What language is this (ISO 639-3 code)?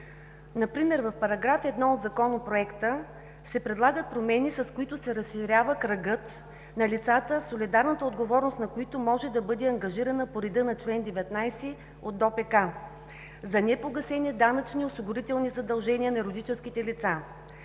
bul